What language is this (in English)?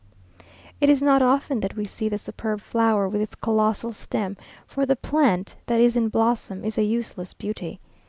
English